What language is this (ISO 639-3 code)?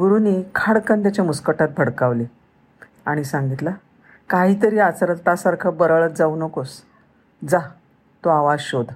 mar